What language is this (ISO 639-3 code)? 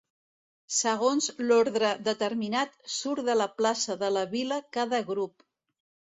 cat